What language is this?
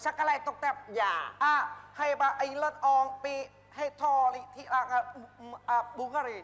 Vietnamese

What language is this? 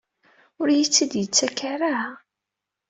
Kabyle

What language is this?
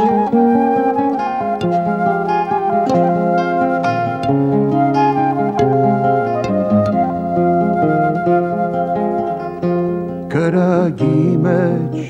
Romanian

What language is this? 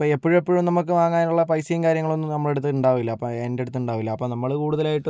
Malayalam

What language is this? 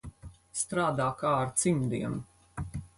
Latvian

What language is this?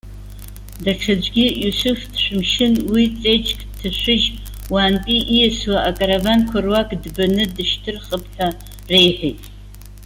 Abkhazian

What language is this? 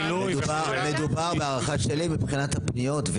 Hebrew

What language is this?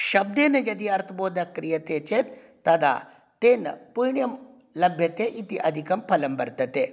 Sanskrit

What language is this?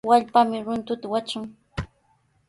Sihuas Ancash Quechua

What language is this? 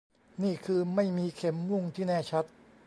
Thai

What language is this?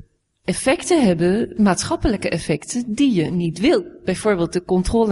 Dutch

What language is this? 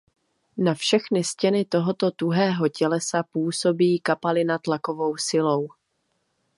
Czech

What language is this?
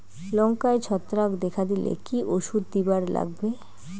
Bangla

